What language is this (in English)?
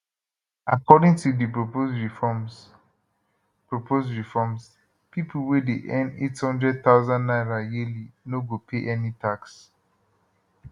Nigerian Pidgin